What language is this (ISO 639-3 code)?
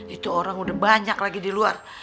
ind